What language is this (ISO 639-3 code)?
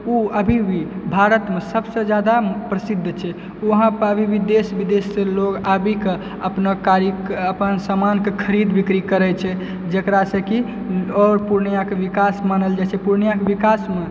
mai